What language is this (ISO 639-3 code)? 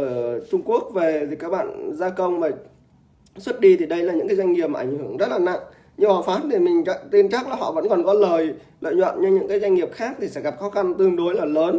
vie